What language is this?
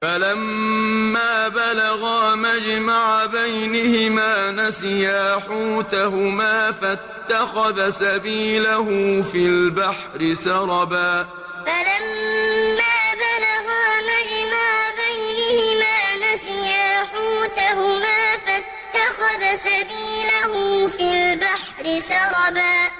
Arabic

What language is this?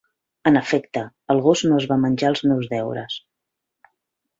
Catalan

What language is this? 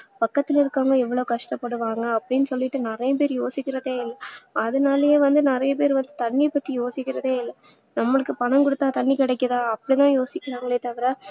Tamil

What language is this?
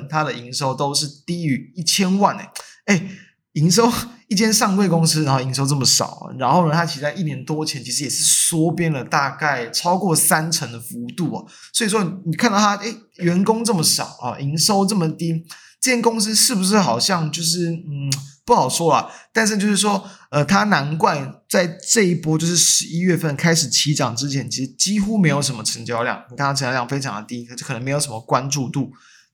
Chinese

